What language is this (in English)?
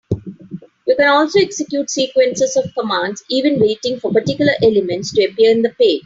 English